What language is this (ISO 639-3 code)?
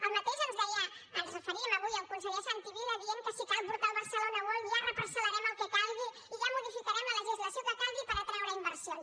cat